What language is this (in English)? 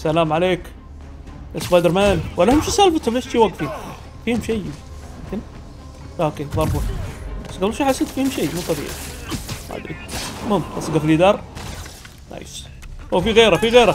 Arabic